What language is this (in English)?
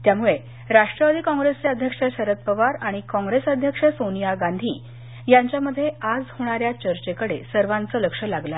Marathi